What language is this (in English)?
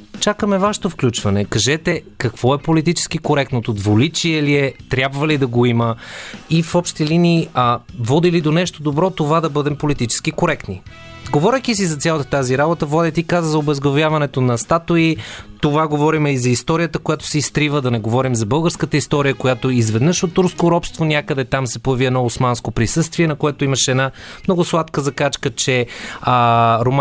Bulgarian